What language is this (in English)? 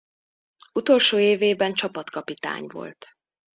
Hungarian